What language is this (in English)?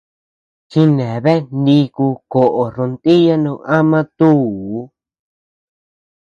Tepeuxila Cuicatec